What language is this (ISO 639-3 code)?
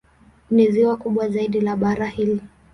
swa